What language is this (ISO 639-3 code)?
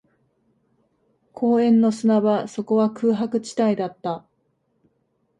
jpn